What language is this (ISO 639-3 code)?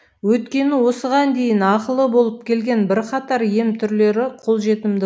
kaz